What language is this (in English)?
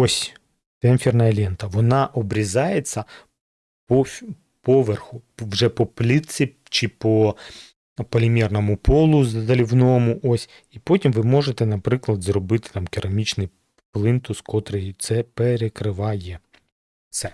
Ukrainian